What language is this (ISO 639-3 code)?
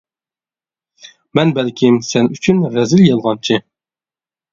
uig